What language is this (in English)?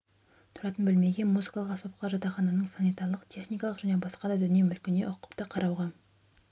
Kazakh